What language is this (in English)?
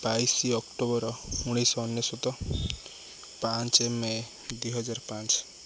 Odia